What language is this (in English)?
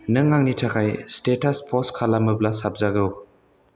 Bodo